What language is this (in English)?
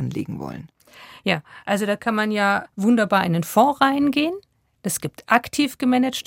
German